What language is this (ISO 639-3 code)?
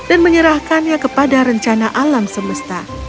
ind